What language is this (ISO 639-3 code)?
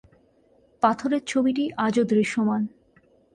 ben